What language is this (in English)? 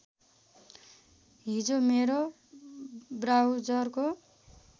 Nepali